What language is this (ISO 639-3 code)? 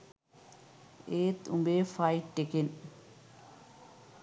sin